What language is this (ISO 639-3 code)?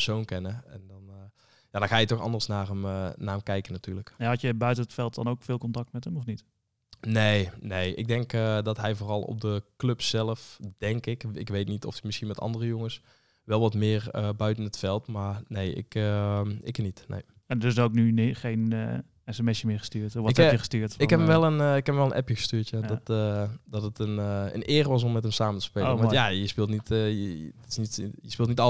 nld